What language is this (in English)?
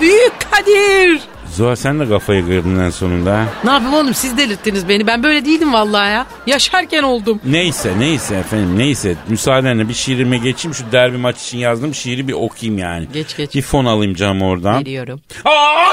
Turkish